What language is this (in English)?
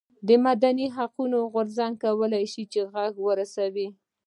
Pashto